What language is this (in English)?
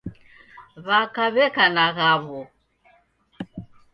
Taita